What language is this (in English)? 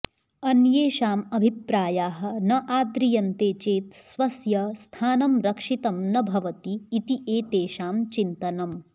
Sanskrit